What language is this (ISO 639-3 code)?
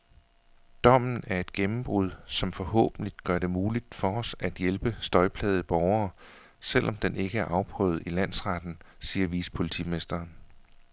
dan